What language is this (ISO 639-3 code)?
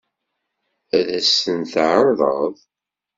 kab